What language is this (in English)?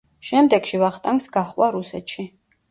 Georgian